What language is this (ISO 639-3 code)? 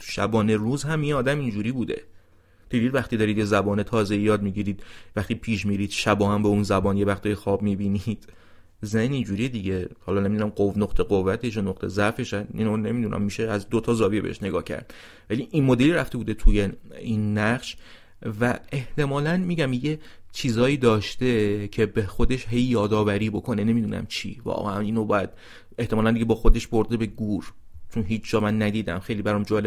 fas